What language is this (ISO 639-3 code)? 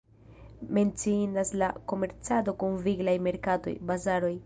epo